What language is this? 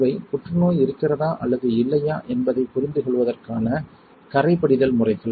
Tamil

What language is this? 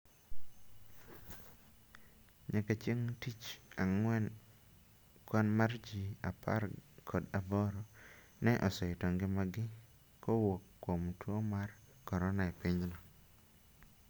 Luo (Kenya and Tanzania)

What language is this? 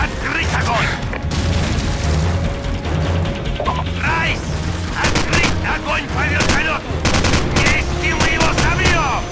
Russian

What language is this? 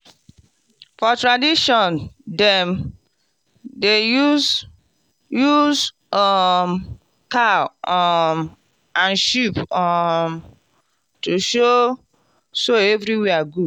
Nigerian Pidgin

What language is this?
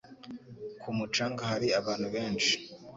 Kinyarwanda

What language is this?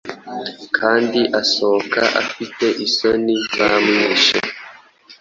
Kinyarwanda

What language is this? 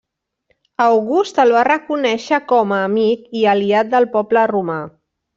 Catalan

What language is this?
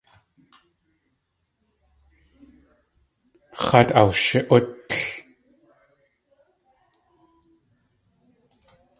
Tlingit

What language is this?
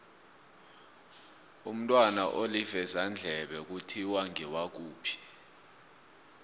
South Ndebele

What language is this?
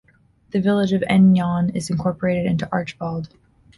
English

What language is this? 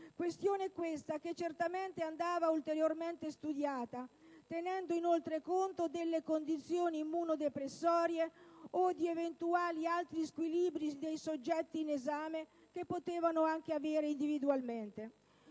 Italian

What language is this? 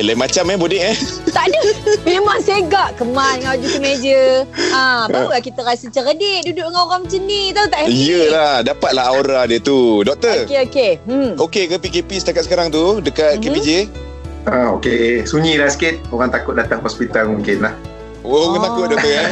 Malay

